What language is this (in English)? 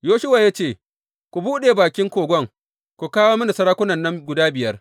Hausa